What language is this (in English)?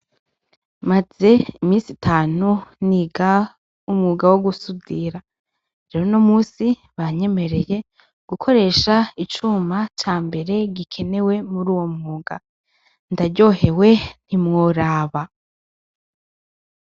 Rundi